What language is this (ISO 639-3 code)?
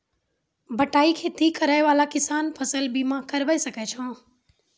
mai